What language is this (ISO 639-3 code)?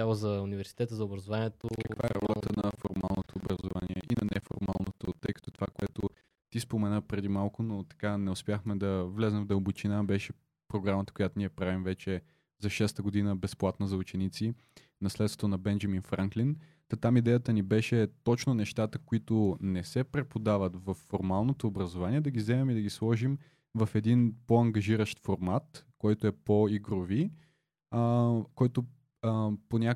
bul